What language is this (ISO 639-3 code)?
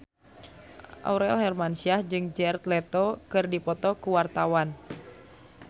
sun